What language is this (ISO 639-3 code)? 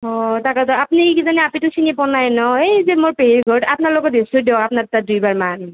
asm